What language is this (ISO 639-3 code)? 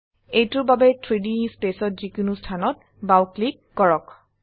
asm